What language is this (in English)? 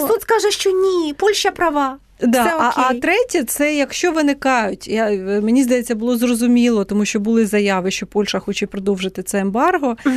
Ukrainian